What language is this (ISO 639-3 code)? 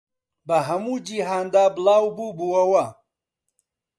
ckb